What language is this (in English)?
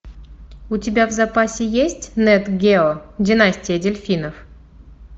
Russian